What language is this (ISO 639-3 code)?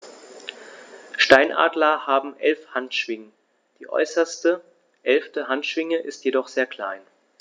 deu